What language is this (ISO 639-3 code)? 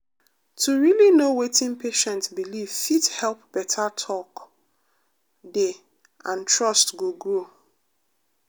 pcm